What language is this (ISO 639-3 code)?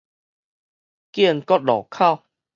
nan